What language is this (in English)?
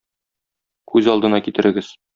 Tatar